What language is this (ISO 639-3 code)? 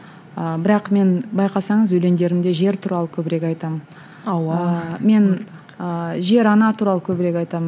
kaz